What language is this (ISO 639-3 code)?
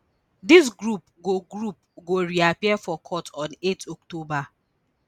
pcm